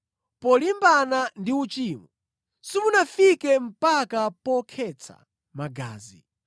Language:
Nyanja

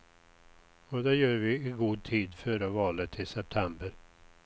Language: Swedish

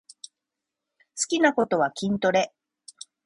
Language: Japanese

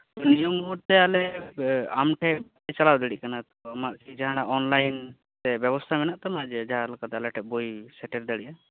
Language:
Santali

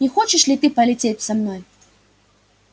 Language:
Russian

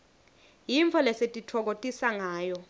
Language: Swati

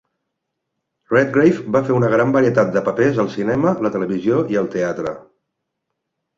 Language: Catalan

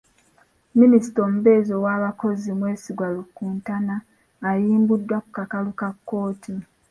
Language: Ganda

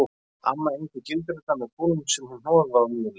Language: Icelandic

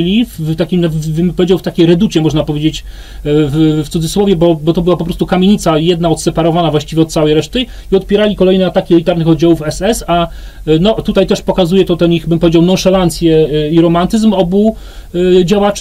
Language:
Polish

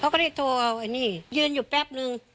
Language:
Thai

